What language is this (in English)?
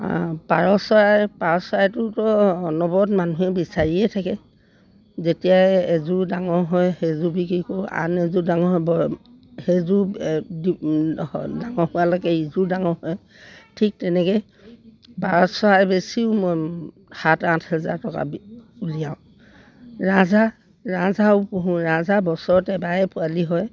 Assamese